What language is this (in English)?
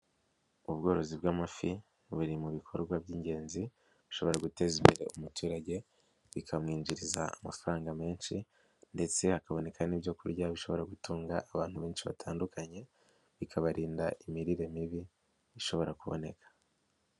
Kinyarwanda